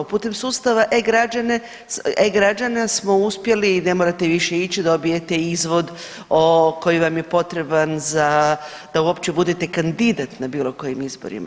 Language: Croatian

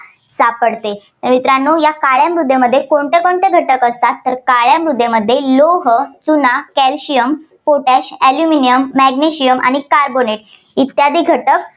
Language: Marathi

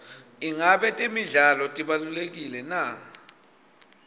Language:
Swati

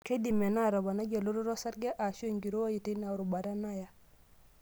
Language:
Masai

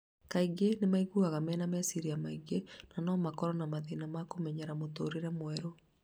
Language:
Kikuyu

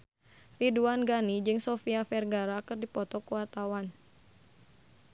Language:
Sundanese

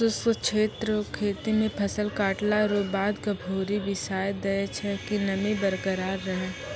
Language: Maithili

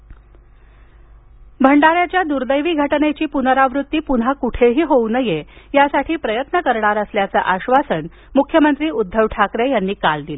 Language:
Marathi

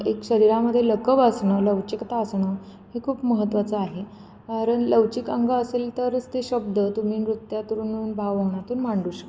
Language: Marathi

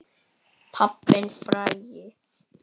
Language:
Icelandic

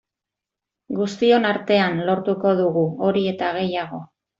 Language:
Basque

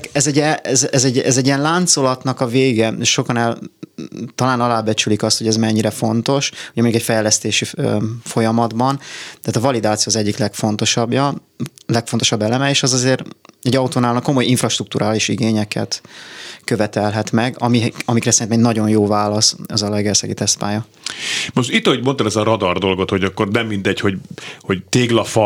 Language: Hungarian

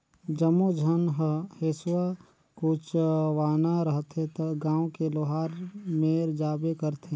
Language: Chhattisgarhi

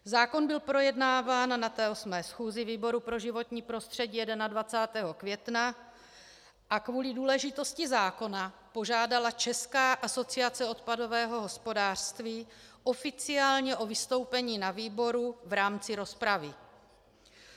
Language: Czech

